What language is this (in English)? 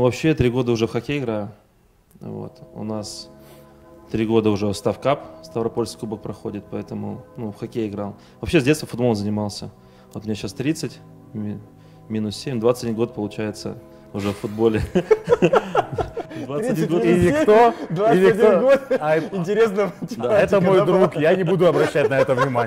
Russian